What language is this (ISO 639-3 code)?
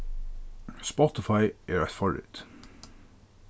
fao